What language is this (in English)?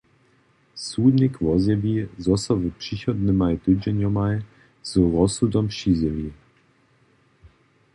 Upper Sorbian